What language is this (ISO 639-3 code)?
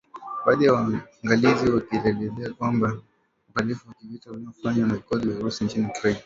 swa